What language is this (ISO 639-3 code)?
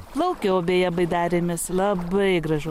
lit